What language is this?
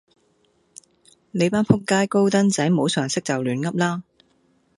Cantonese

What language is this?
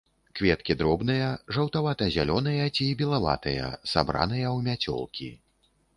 Belarusian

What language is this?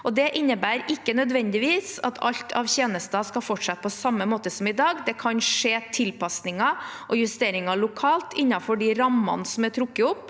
Norwegian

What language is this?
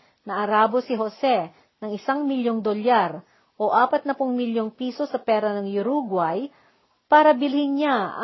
Filipino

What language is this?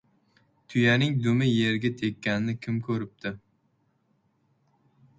Uzbek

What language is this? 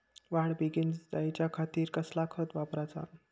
Marathi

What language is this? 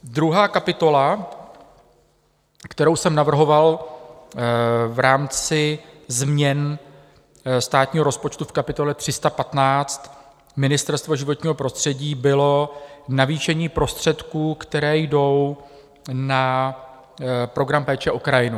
Czech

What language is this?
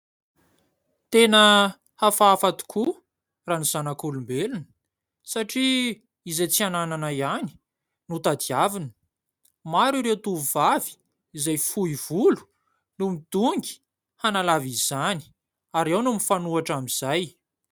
Malagasy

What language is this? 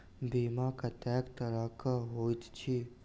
Maithili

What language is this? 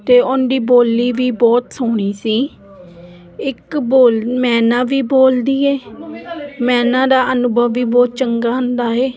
Punjabi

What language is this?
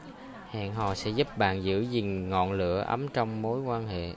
Vietnamese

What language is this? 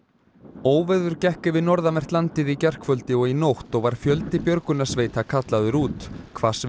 Icelandic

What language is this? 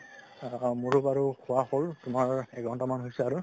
Assamese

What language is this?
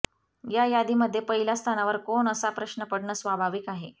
Marathi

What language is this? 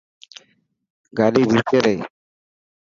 Dhatki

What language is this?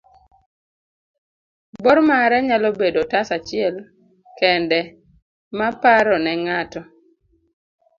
Luo (Kenya and Tanzania)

